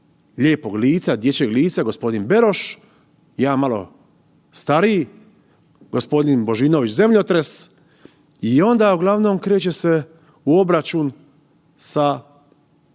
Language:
Croatian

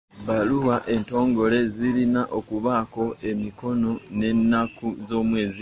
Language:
Ganda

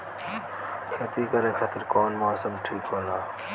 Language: Bhojpuri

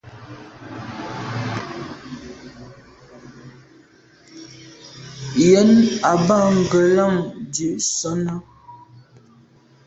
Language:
Medumba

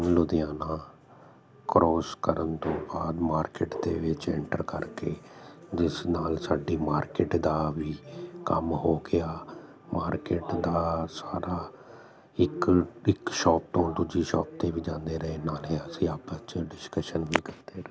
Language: Punjabi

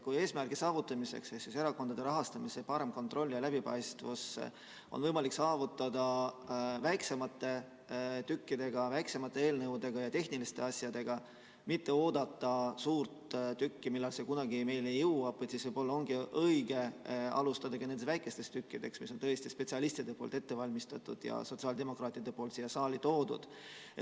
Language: Estonian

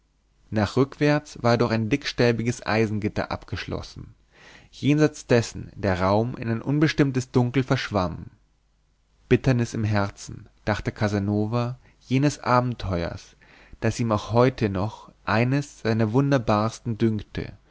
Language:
German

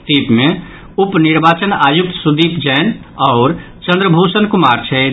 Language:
Maithili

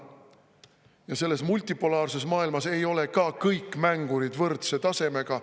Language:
Estonian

